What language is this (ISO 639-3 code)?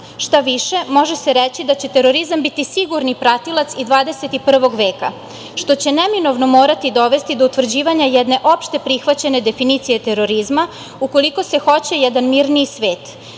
srp